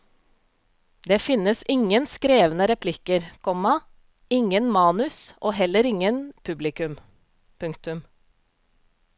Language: Norwegian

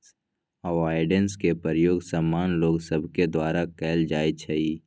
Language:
Magahi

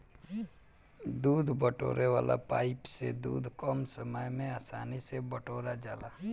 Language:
Bhojpuri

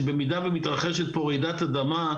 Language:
Hebrew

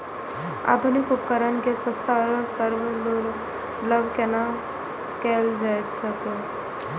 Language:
Maithili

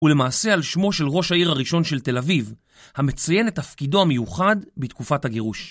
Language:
Hebrew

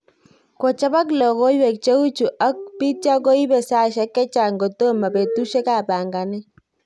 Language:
Kalenjin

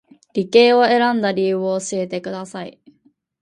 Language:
Japanese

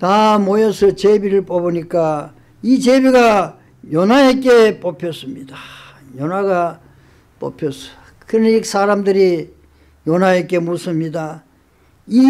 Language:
Korean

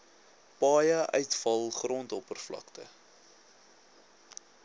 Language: Afrikaans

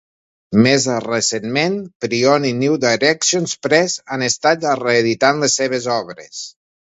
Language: Catalan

